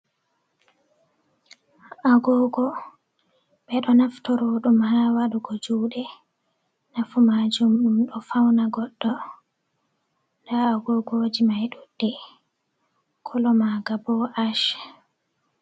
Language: Fula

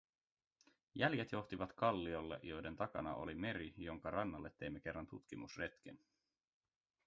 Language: Finnish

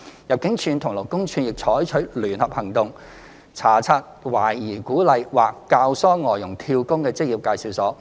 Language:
Cantonese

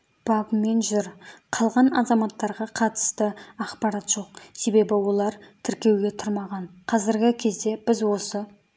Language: Kazakh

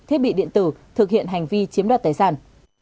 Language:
Vietnamese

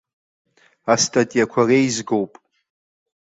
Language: Abkhazian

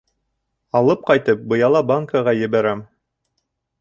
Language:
Bashkir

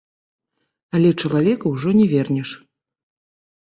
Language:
Belarusian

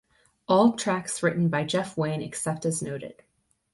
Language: English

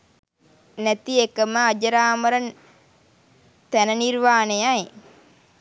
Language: Sinhala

